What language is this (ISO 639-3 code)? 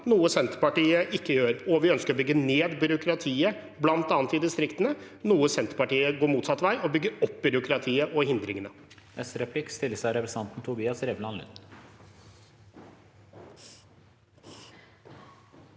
nor